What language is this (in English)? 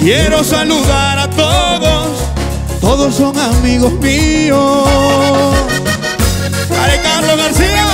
Spanish